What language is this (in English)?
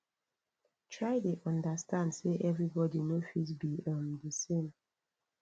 Nigerian Pidgin